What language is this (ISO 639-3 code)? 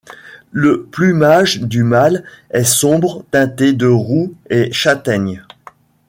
fra